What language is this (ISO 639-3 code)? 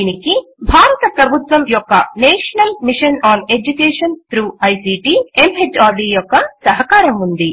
tel